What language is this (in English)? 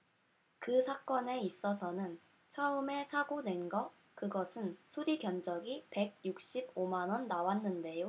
Korean